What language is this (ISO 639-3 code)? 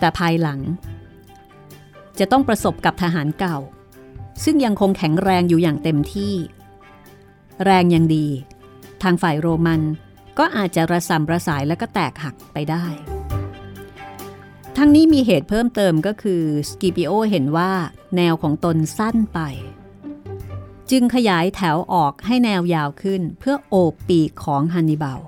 tha